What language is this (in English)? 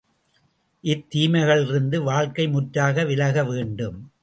Tamil